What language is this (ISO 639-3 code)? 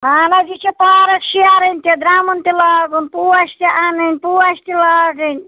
kas